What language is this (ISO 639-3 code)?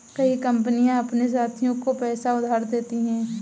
hin